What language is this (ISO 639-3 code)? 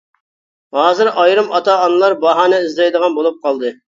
uig